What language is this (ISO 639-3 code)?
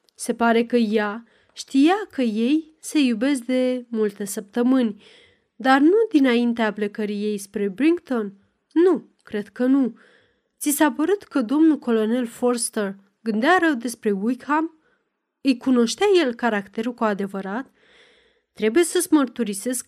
ron